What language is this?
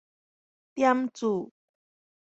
Min Nan Chinese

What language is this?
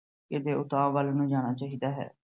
Punjabi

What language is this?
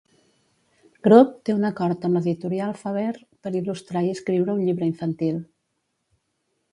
Catalan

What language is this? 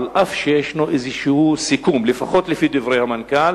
Hebrew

